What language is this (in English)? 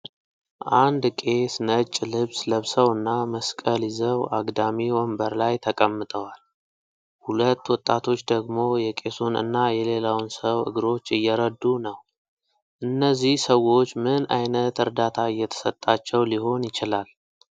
Amharic